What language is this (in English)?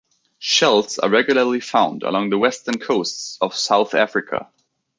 English